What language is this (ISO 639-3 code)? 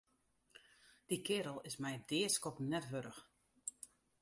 fry